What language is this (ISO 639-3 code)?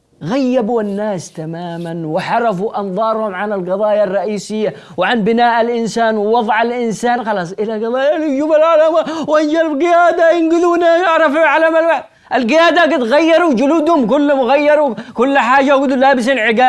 ara